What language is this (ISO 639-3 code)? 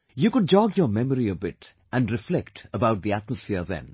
eng